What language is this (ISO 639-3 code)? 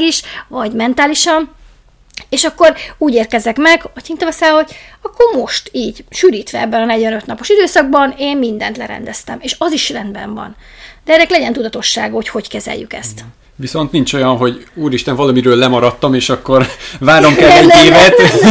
hun